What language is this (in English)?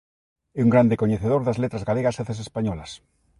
Galician